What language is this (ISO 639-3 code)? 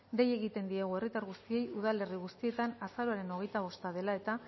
eus